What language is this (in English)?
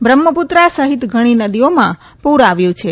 Gujarati